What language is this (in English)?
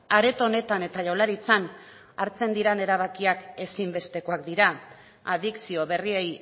Basque